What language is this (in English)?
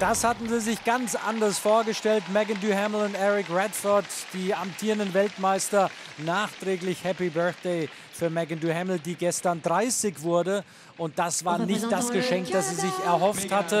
German